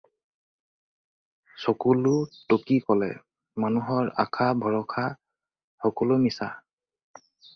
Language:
Assamese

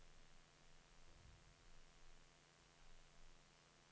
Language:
Swedish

